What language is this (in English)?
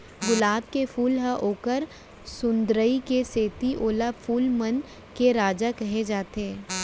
Chhattisgarhi